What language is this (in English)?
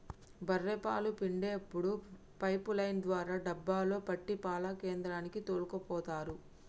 Telugu